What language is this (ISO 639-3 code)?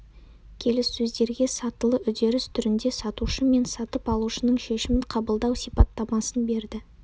kaz